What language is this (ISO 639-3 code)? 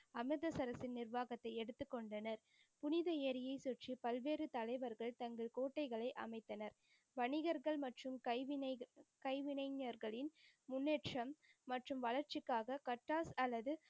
tam